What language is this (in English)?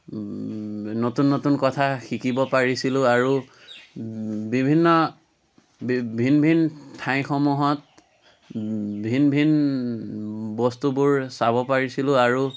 Assamese